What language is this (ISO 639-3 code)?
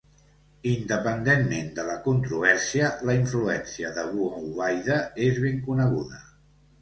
cat